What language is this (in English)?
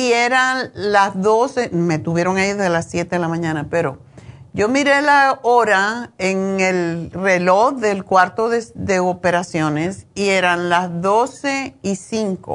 Spanish